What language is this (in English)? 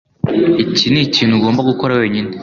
Kinyarwanda